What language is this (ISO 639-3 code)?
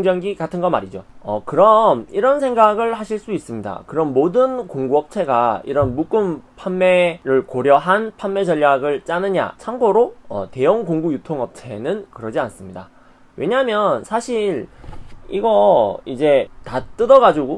kor